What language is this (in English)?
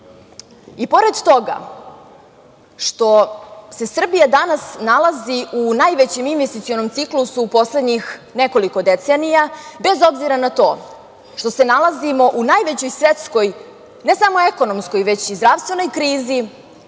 Serbian